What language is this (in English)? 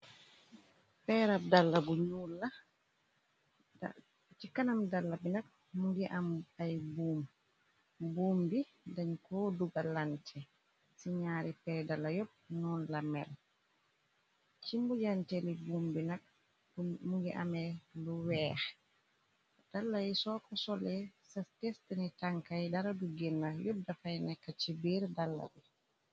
Wolof